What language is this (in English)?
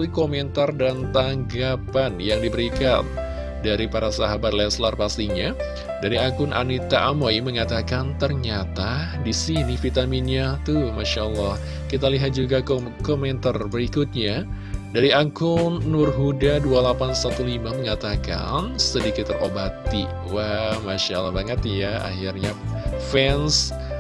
Indonesian